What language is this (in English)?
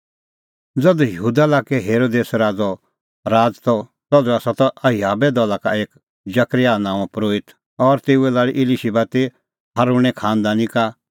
Kullu Pahari